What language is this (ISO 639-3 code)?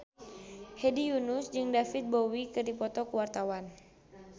sun